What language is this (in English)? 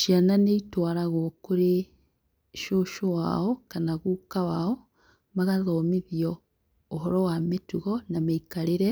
Kikuyu